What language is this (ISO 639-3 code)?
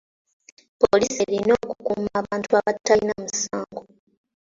lug